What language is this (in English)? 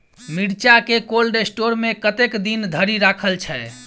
Maithili